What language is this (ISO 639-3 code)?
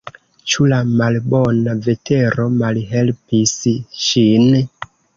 epo